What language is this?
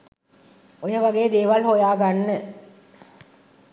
Sinhala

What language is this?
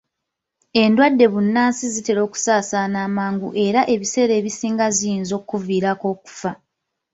Ganda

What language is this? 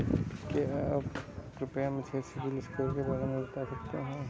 Hindi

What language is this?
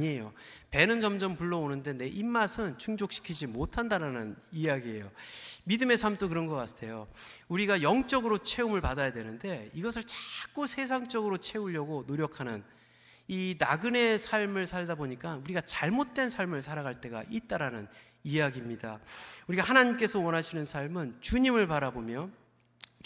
Korean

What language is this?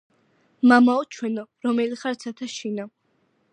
Georgian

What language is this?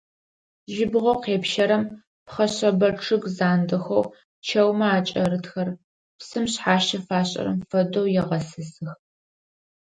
Adyghe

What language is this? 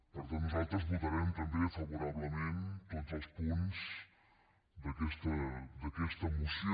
Catalan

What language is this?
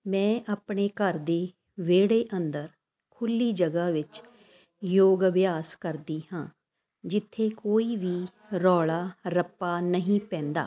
Punjabi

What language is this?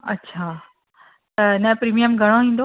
Sindhi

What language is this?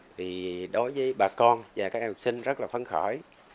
Vietnamese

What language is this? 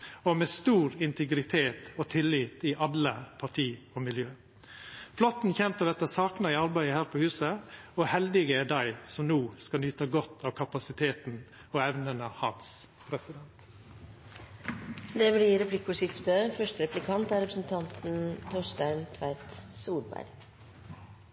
Norwegian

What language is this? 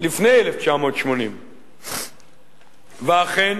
Hebrew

